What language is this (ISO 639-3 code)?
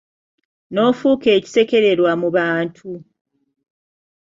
lug